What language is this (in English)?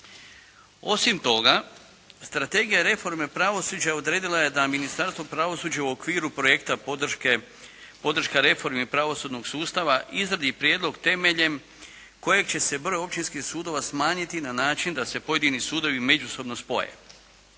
Croatian